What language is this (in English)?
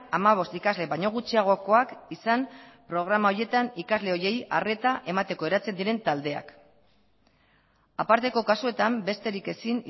Basque